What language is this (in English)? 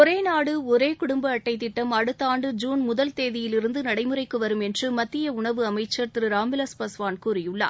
Tamil